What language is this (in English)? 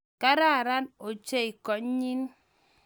Kalenjin